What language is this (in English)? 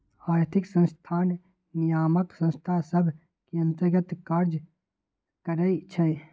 Magahi